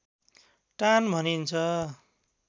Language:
Nepali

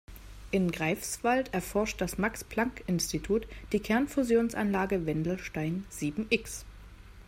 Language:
German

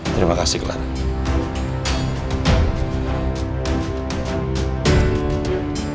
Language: Indonesian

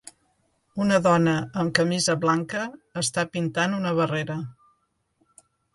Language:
Catalan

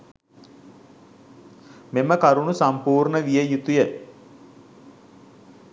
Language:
Sinhala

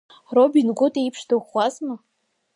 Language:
Abkhazian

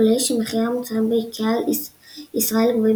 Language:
Hebrew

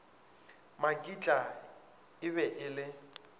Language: Northern Sotho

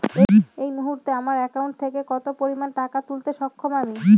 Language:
Bangla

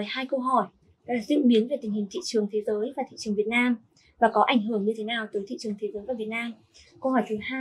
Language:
Vietnamese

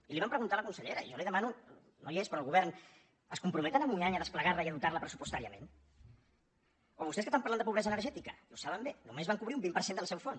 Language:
Catalan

